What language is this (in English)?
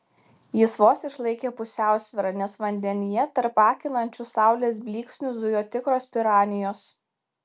Lithuanian